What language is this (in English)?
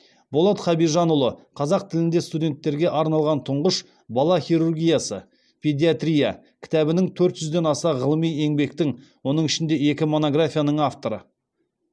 Kazakh